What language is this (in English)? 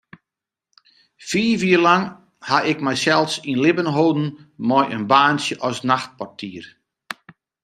Western Frisian